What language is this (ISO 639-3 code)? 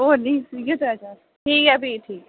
doi